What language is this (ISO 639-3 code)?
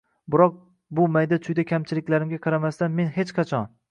uzb